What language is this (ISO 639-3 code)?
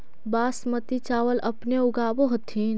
mag